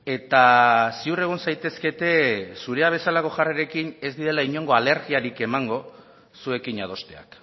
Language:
Basque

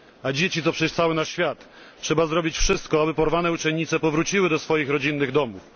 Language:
Polish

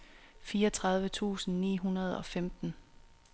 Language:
Danish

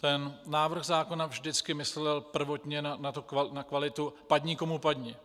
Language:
Czech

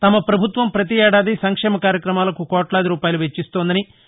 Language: Telugu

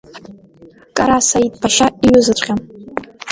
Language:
Abkhazian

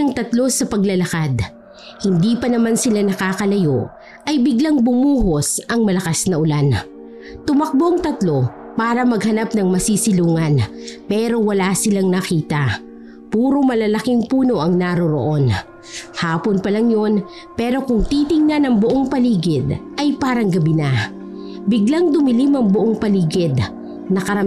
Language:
Filipino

